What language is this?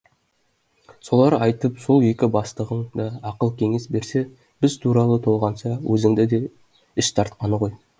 Kazakh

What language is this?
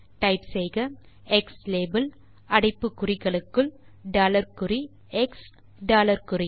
Tamil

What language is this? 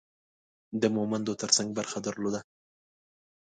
Pashto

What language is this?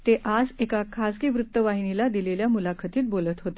Marathi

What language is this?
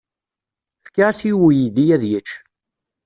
Kabyle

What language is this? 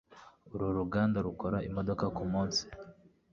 Kinyarwanda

